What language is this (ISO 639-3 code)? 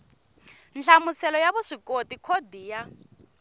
tso